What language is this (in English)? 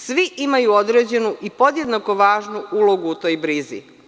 Serbian